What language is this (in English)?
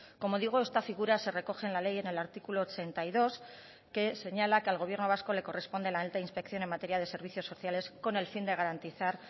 Spanish